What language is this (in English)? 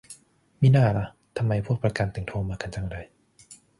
Thai